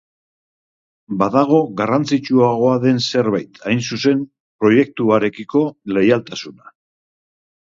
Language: Basque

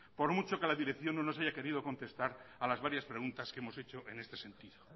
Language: Spanish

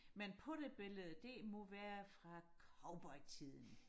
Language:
Danish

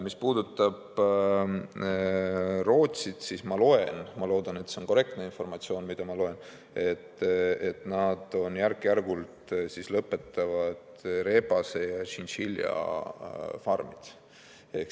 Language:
Estonian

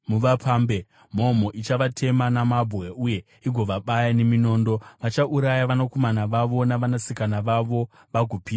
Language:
Shona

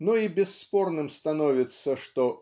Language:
Russian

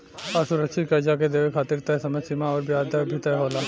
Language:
Bhojpuri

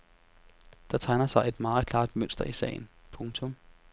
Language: Danish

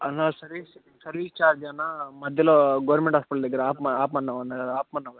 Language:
Telugu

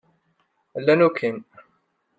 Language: Kabyle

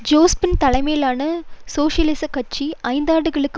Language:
Tamil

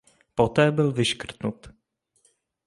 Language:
Czech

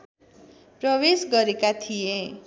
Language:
Nepali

